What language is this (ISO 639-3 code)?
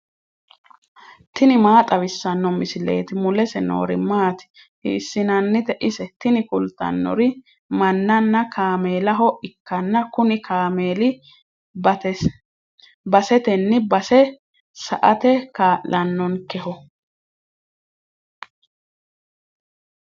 sid